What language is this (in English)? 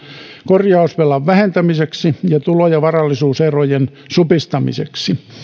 Finnish